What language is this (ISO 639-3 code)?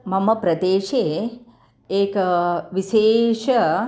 san